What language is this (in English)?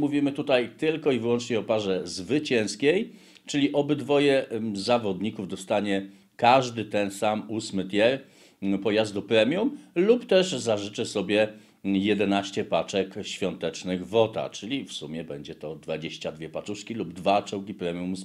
Polish